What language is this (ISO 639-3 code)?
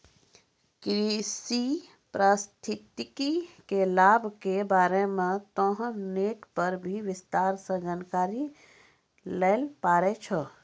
mai